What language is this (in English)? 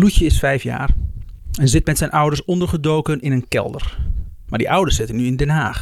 Dutch